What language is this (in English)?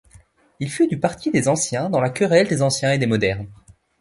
French